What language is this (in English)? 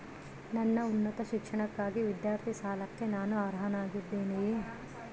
Kannada